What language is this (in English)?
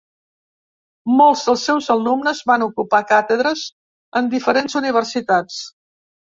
Catalan